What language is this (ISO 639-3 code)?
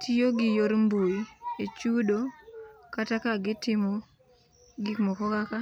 luo